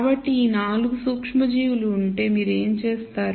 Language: Telugu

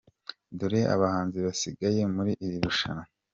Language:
Kinyarwanda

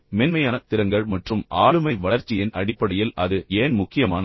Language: Tamil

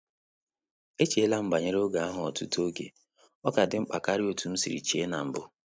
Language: Igbo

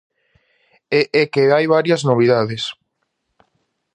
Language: Galician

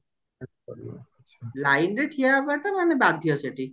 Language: Odia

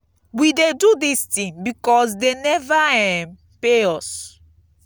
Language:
Nigerian Pidgin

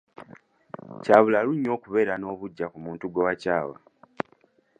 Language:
Ganda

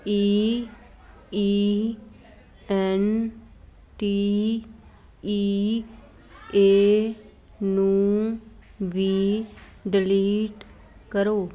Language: Punjabi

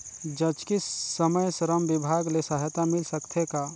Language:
Chhattisgarhi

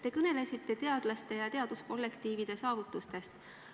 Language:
Estonian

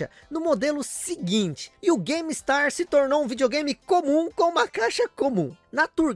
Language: Portuguese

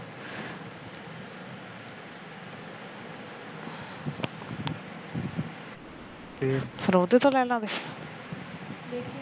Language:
Punjabi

